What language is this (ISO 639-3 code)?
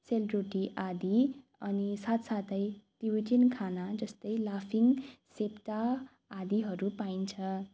nep